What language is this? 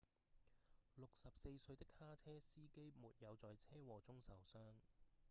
Cantonese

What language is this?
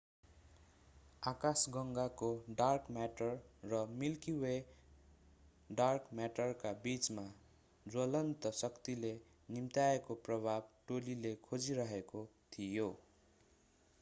Nepali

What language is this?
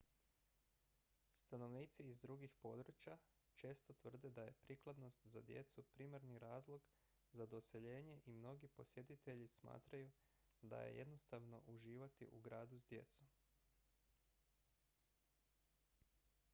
Croatian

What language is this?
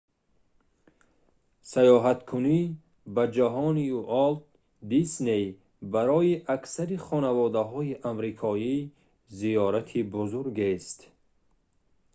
Tajik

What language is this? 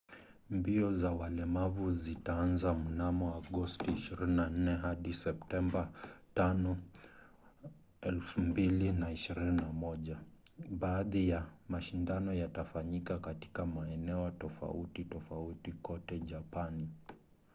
Swahili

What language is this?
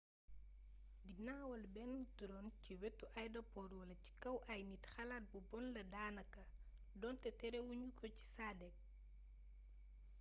Wolof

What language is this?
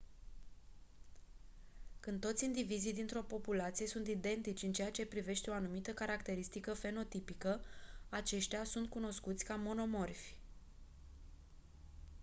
Romanian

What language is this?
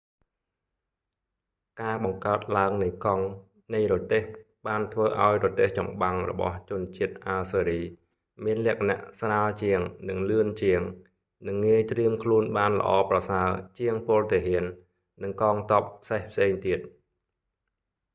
Khmer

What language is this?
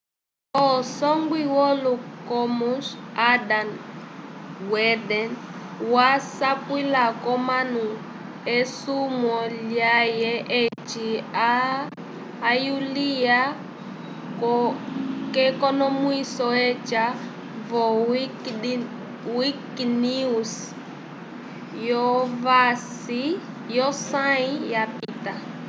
Umbundu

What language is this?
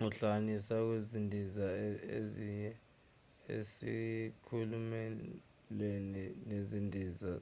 Zulu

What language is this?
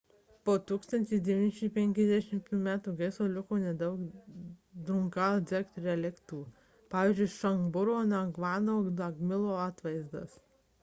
Lithuanian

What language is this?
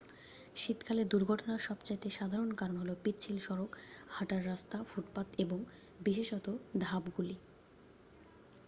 Bangla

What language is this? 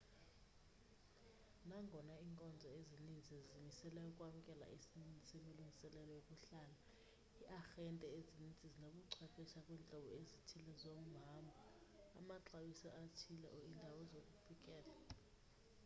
Xhosa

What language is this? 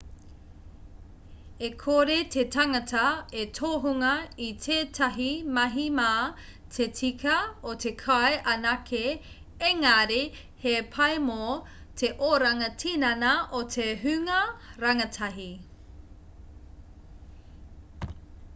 Māori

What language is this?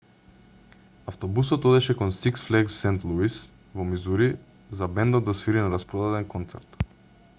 Macedonian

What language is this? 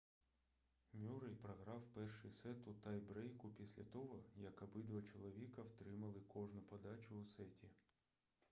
Ukrainian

